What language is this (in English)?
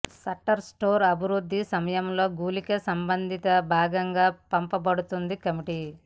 Telugu